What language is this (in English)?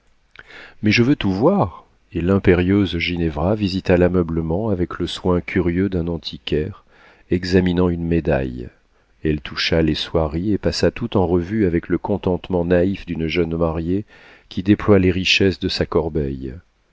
French